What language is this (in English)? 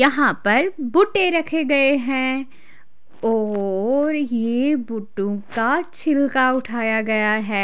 Hindi